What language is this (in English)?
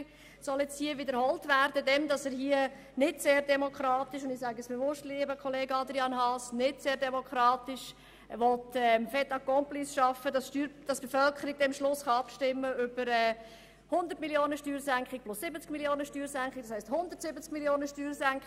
Swiss German